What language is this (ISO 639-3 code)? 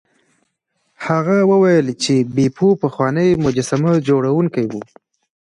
pus